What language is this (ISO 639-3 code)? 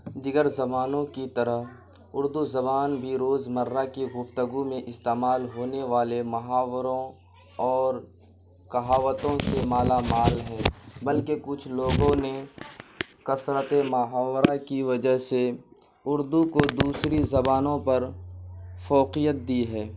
urd